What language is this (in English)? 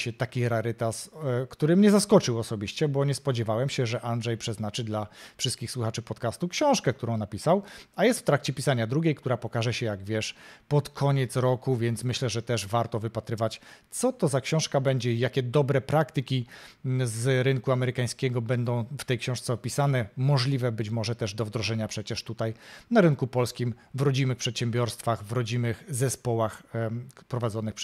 Polish